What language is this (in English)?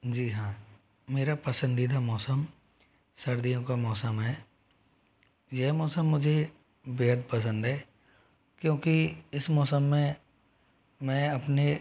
Hindi